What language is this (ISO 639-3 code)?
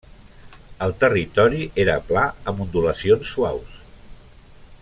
cat